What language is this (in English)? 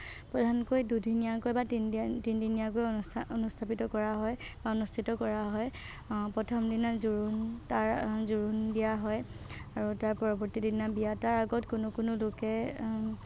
Assamese